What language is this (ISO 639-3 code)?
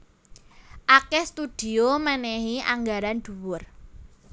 jav